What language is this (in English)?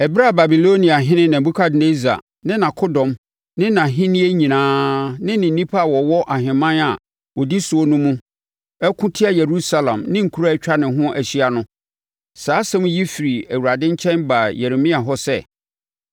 Akan